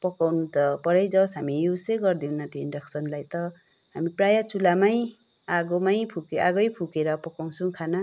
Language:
Nepali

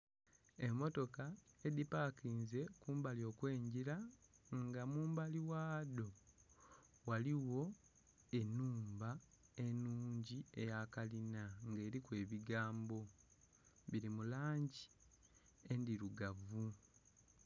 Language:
Soga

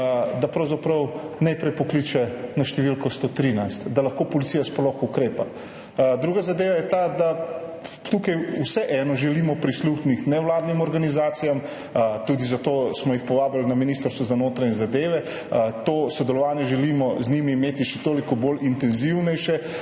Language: Slovenian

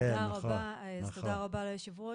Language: Hebrew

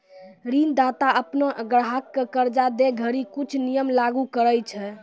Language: Maithili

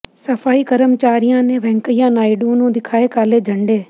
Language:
Punjabi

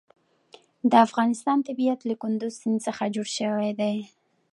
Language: Pashto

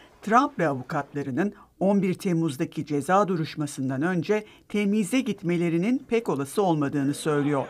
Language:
Turkish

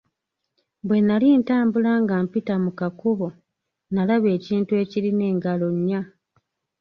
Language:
Ganda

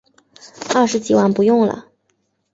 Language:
Chinese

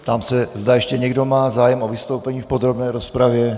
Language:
Czech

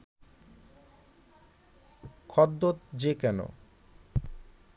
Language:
Bangla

